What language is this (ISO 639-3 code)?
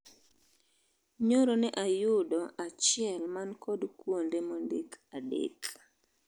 luo